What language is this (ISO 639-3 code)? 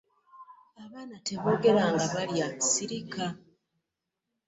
lug